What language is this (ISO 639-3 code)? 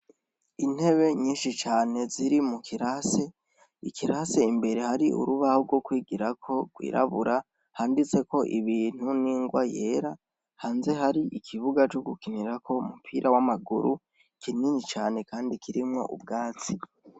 run